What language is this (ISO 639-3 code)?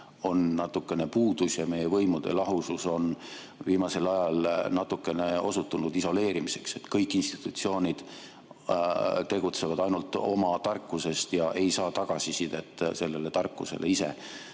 est